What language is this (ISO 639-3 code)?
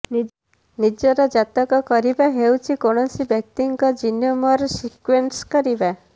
ori